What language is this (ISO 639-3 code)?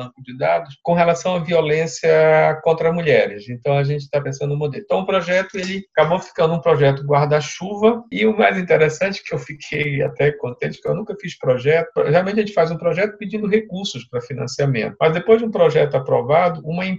por